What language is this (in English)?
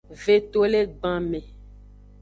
Aja (Benin)